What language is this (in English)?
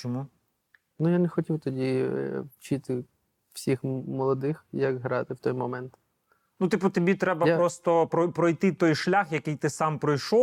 Ukrainian